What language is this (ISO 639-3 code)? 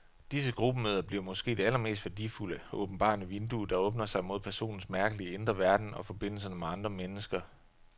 dan